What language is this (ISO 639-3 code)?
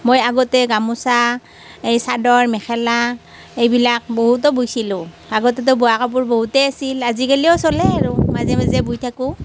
asm